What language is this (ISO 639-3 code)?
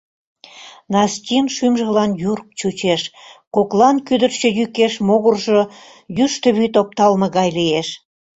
chm